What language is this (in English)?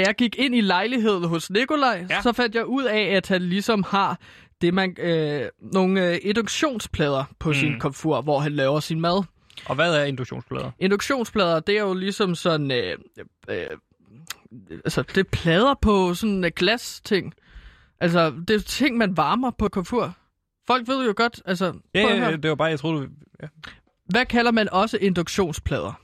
Danish